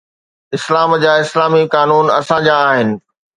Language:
Sindhi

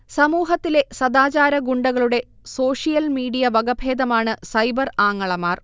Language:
Malayalam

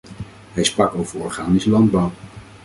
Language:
Dutch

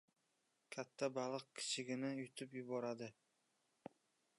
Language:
Uzbek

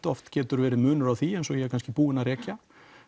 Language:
Icelandic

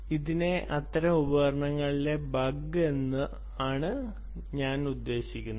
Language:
Malayalam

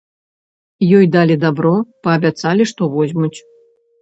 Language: Belarusian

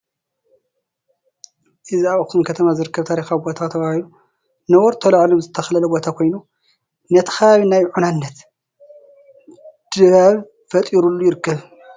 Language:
Tigrinya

